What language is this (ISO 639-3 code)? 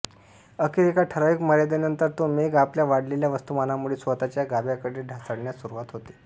mar